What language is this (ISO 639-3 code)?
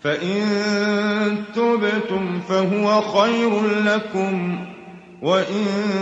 ara